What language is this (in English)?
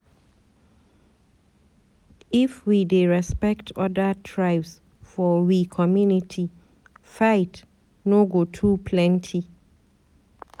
Nigerian Pidgin